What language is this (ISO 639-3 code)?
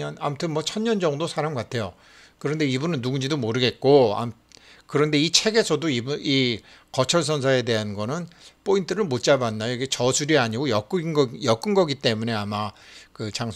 kor